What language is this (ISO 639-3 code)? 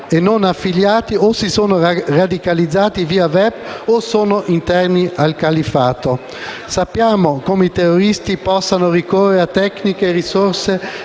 ita